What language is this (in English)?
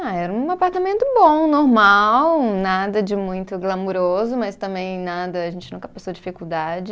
Portuguese